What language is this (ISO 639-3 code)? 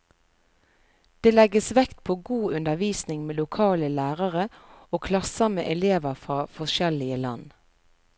nor